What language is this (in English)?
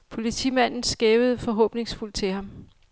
Danish